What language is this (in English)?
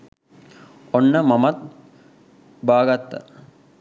Sinhala